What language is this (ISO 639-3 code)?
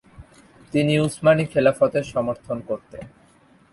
ben